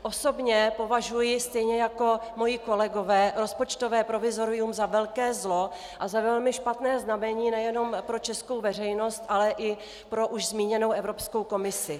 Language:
Czech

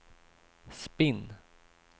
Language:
Swedish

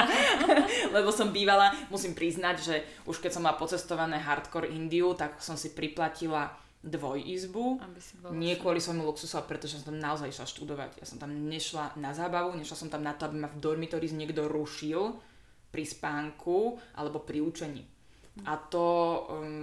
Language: Slovak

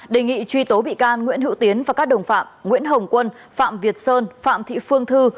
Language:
Vietnamese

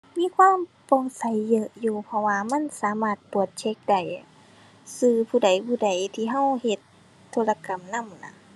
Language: Thai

